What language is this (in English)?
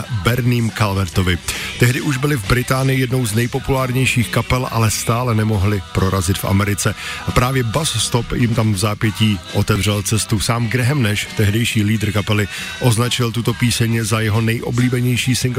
Czech